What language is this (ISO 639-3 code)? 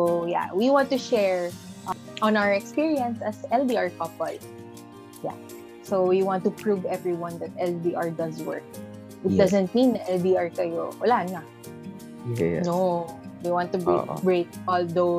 fil